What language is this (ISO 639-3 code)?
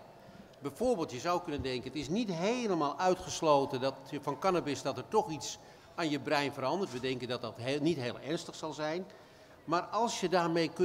nld